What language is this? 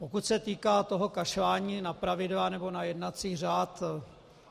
Czech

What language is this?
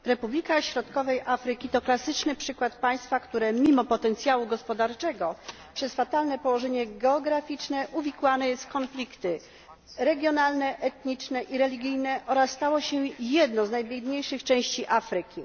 Polish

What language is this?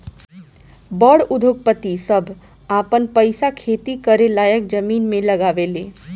Bhojpuri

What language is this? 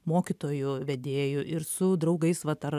Lithuanian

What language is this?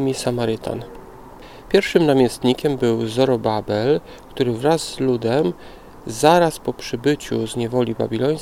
Polish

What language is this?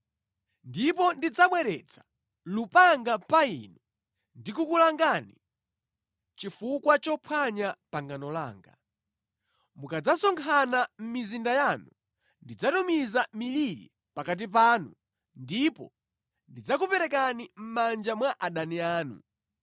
Nyanja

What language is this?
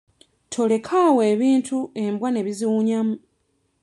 Ganda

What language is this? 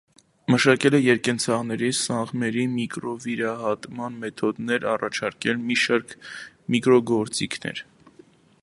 Armenian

